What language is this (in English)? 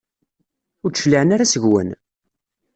Kabyle